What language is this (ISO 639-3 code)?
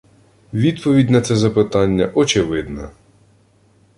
ukr